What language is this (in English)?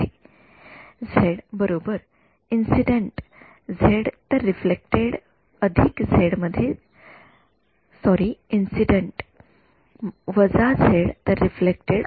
Marathi